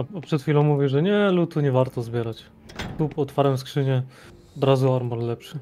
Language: Polish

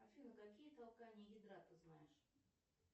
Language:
Russian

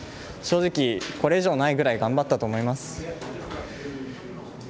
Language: Japanese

